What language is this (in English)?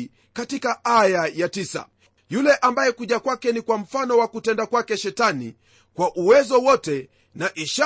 Swahili